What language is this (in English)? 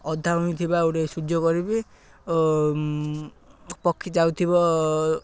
Odia